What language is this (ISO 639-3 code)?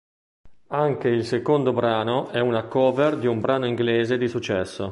ita